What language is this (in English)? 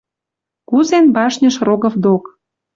Western Mari